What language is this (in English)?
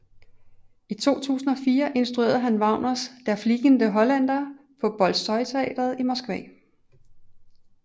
Danish